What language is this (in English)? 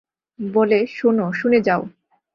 Bangla